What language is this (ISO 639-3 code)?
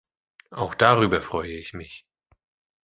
deu